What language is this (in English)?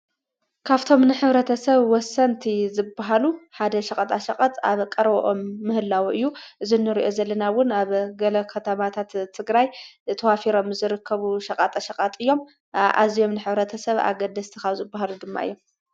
Tigrinya